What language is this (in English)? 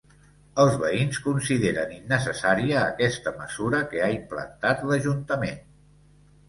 Catalan